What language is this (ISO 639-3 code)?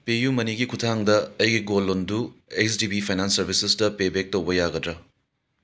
mni